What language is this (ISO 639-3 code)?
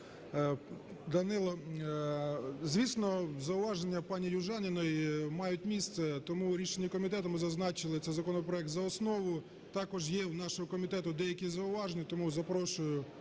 ukr